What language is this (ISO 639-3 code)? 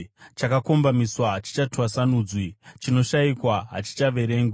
sna